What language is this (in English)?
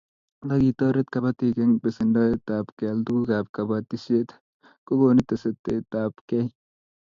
Kalenjin